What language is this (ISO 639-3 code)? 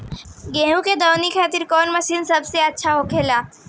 bho